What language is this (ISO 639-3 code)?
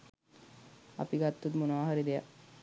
sin